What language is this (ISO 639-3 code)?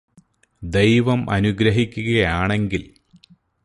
mal